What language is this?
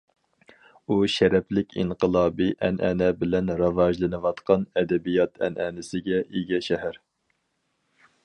Uyghur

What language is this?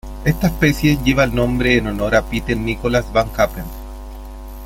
Spanish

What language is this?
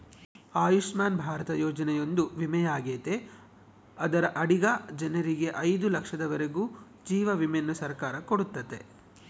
Kannada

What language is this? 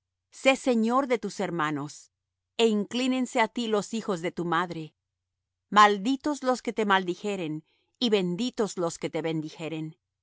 Spanish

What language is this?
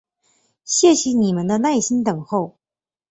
Chinese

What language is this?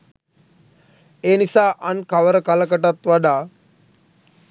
Sinhala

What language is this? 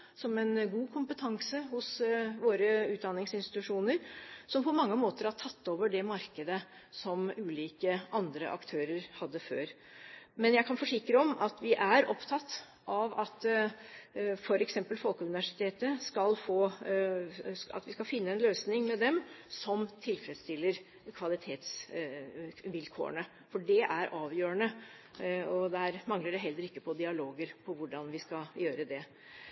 Norwegian Bokmål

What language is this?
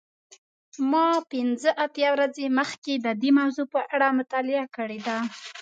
Pashto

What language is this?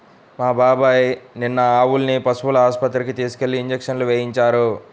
Telugu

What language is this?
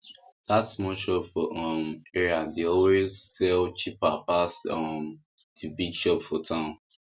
Nigerian Pidgin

